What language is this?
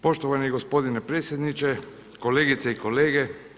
Croatian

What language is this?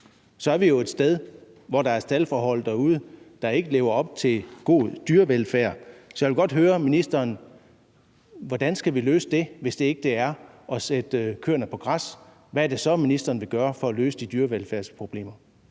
Danish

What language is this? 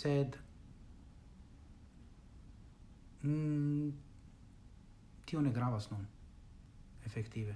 Italian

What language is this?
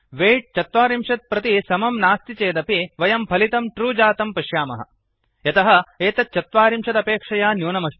Sanskrit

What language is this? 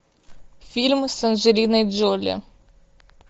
Russian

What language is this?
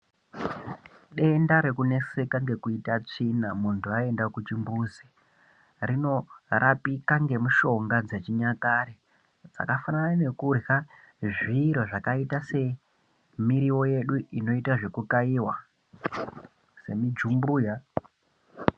Ndau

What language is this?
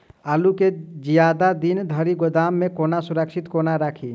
Maithili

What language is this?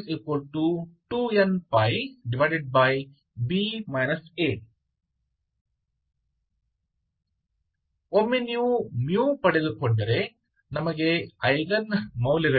Kannada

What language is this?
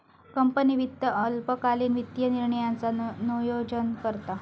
Marathi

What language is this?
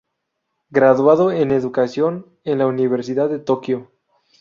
Spanish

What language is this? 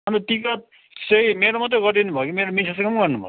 Nepali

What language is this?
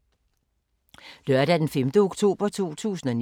Danish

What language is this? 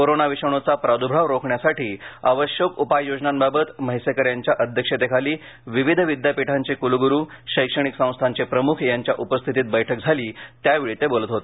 Marathi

